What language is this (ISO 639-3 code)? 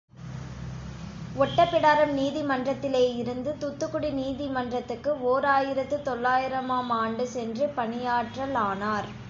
tam